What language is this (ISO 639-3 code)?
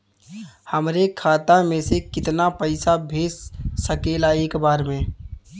bho